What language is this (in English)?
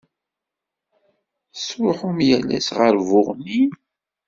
Kabyle